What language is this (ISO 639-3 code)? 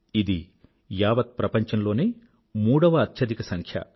tel